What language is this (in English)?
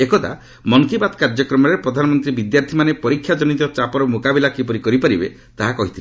Odia